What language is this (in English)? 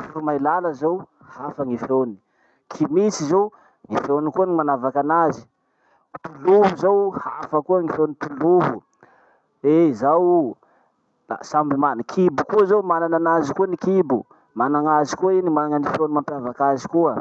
Masikoro Malagasy